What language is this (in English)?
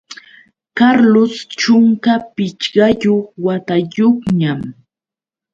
Yauyos Quechua